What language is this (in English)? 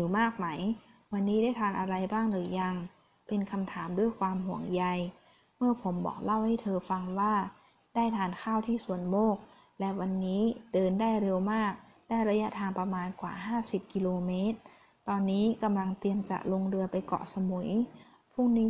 Thai